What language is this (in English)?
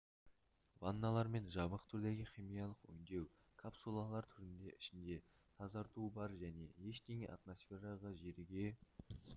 Kazakh